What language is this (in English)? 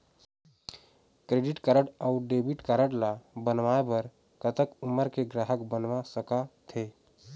Chhattisgarhi